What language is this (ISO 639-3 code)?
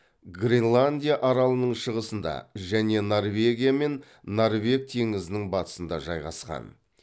kaz